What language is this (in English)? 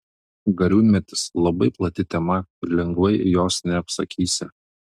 Lithuanian